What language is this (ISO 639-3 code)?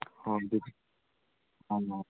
mni